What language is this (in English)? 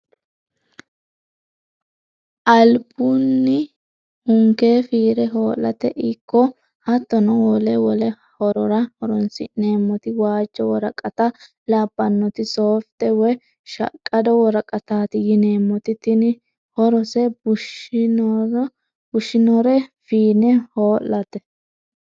Sidamo